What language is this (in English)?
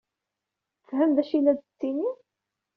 Kabyle